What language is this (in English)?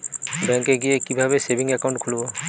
Bangla